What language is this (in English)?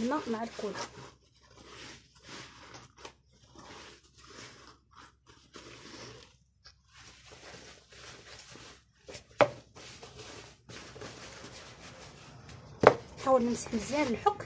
Arabic